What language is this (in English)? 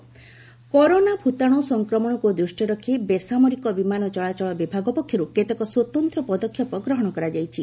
Odia